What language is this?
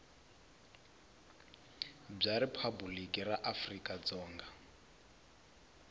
Tsonga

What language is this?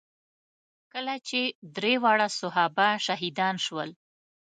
Pashto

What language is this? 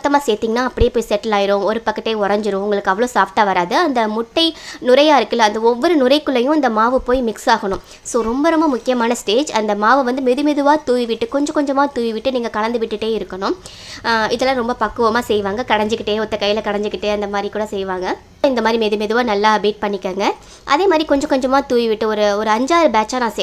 Romanian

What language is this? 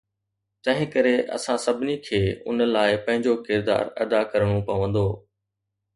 Sindhi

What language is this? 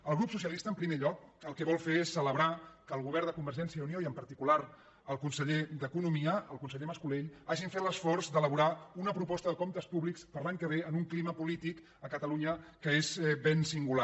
Catalan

